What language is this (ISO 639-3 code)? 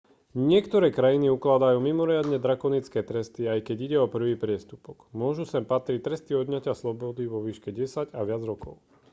slk